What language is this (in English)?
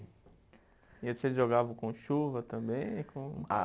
Portuguese